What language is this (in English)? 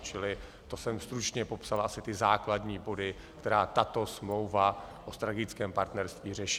Czech